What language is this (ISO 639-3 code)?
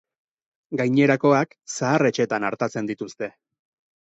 eus